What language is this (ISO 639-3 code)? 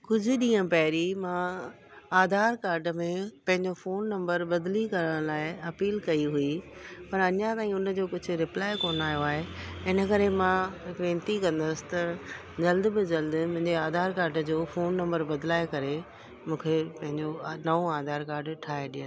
snd